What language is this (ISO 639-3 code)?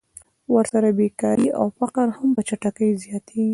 pus